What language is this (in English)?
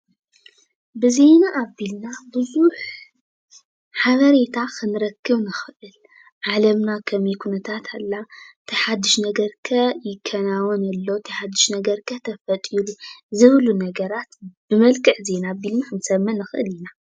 Tigrinya